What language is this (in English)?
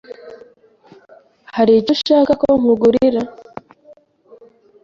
Kinyarwanda